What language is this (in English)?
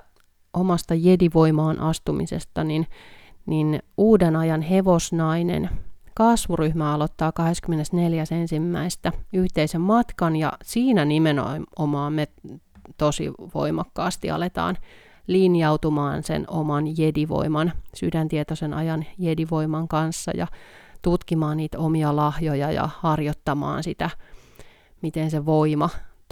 Finnish